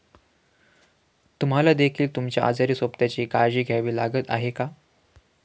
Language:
Marathi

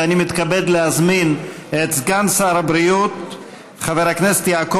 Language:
Hebrew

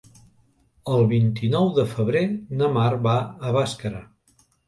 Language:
Catalan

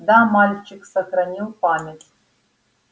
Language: Russian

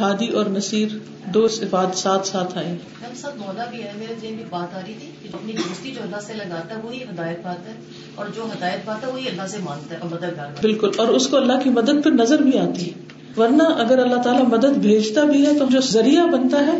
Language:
Urdu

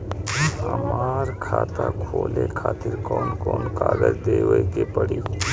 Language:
Bhojpuri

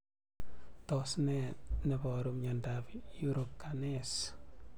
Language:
Kalenjin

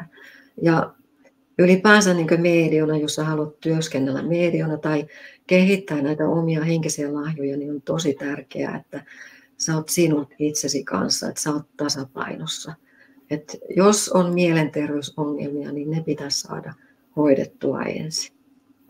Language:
Finnish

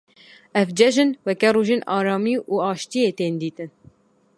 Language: Kurdish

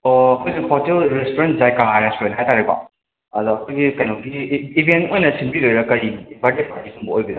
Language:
Manipuri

